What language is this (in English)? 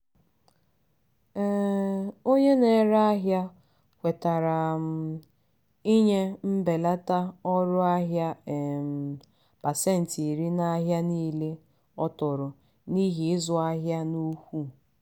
Igbo